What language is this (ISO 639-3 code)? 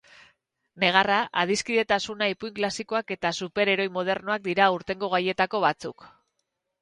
eus